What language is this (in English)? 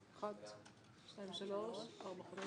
Hebrew